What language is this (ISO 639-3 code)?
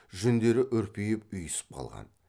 kaz